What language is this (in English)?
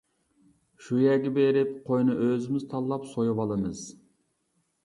Uyghur